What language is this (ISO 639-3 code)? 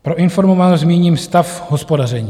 ces